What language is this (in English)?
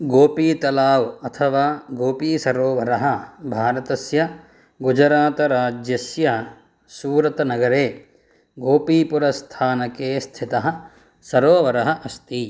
Sanskrit